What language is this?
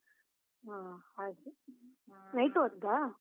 Kannada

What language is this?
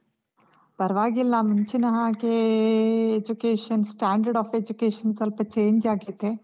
Kannada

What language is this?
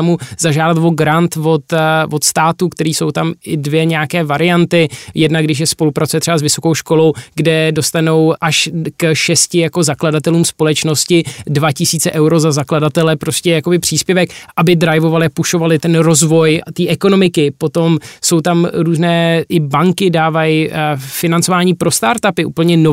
Czech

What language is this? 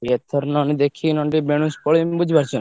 Odia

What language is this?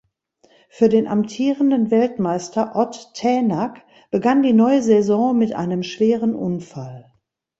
German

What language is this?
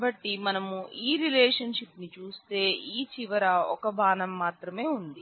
Telugu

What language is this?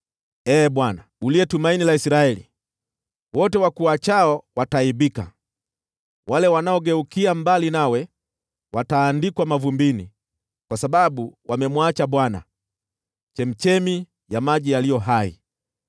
Swahili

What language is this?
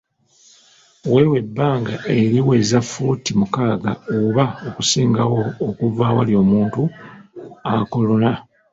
Ganda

